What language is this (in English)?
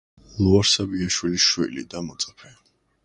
Georgian